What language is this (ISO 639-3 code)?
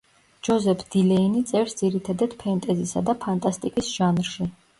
kat